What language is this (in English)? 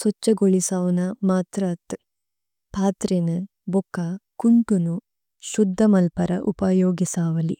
Tulu